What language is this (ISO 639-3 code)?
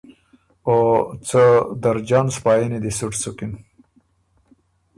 oru